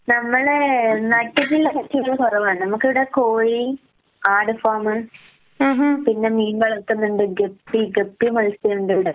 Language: Malayalam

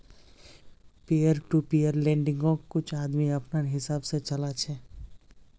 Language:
Magahi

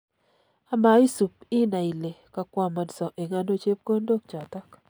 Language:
Kalenjin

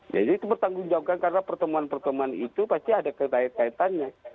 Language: Indonesian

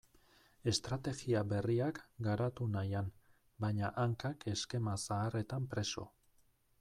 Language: Basque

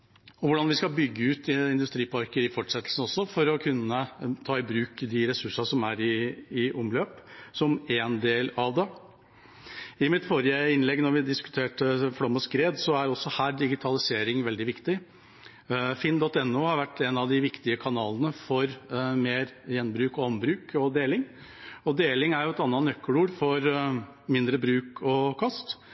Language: Norwegian Bokmål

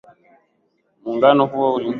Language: Swahili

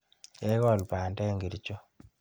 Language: Kalenjin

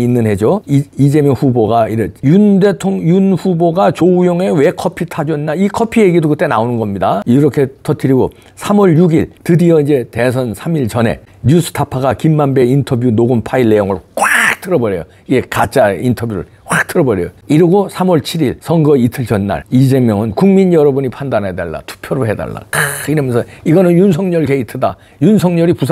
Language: Korean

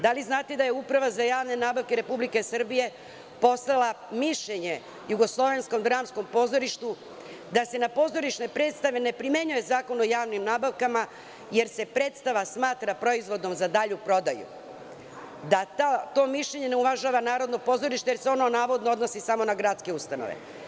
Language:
Serbian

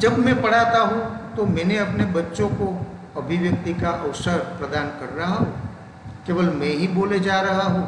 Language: Hindi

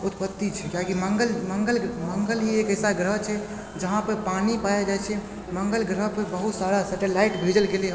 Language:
Maithili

